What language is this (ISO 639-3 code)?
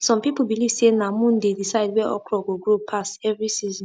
pcm